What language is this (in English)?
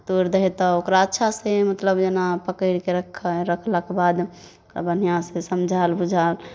Maithili